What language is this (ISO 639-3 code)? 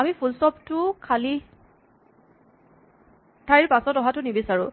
asm